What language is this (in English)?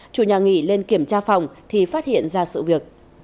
Vietnamese